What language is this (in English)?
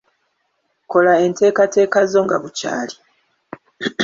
Ganda